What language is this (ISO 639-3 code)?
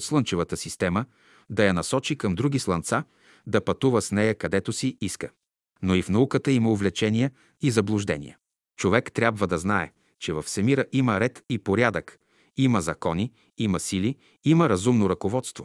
bul